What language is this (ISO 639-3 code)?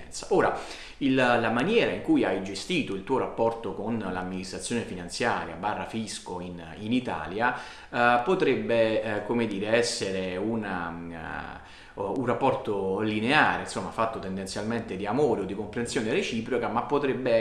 ita